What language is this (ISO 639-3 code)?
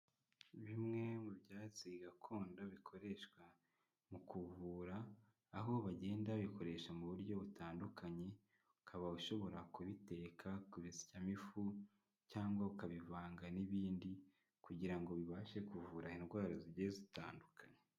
kin